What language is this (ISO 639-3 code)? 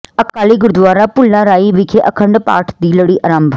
pan